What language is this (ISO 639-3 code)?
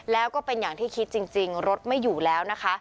tha